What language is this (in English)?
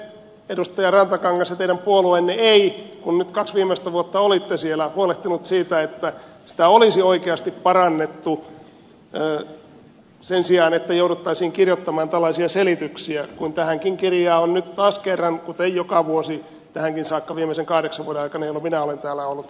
Finnish